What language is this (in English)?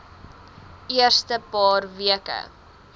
Afrikaans